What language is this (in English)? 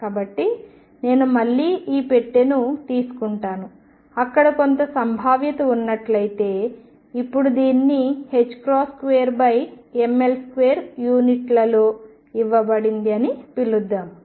Telugu